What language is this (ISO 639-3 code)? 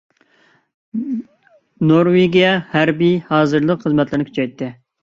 uig